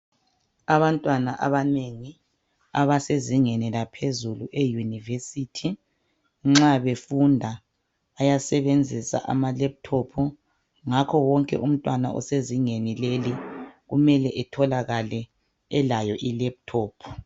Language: North Ndebele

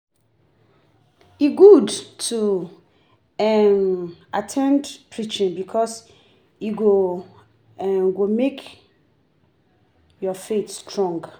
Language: Nigerian Pidgin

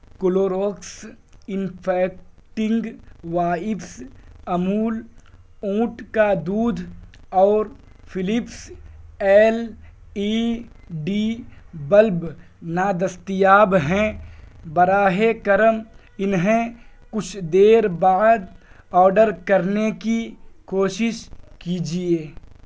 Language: Urdu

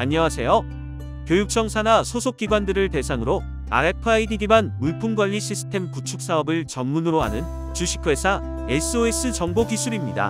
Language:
Korean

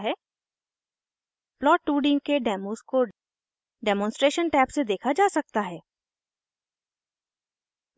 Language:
Hindi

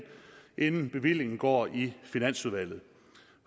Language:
Danish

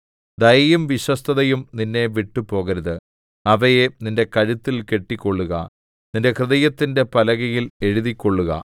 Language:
Malayalam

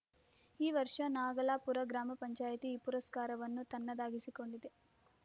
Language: Kannada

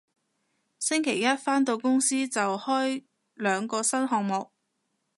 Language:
Cantonese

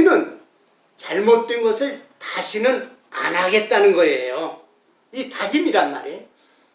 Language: Korean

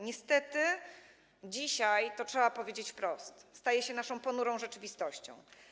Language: Polish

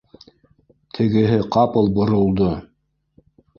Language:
Bashkir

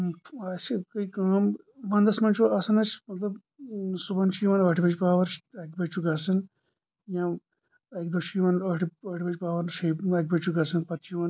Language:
Kashmiri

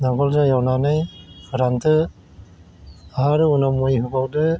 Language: Bodo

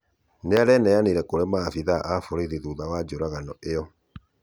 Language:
Kikuyu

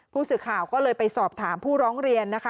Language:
Thai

